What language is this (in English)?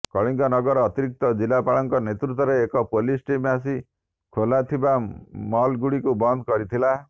Odia